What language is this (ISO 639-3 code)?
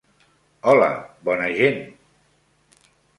cat